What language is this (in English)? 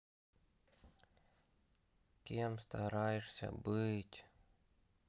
Russian